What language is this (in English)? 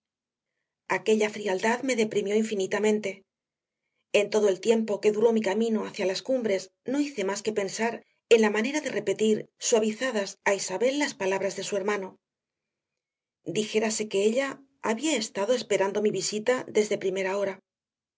Spanish